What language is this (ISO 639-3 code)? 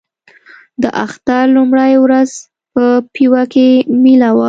pus